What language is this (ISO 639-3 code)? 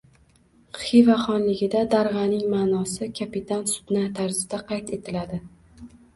uzb